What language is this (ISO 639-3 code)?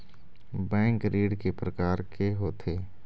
hne